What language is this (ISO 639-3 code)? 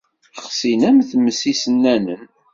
kab